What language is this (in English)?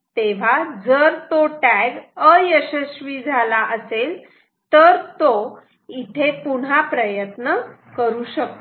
Marathi